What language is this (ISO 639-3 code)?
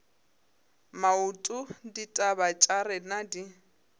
nso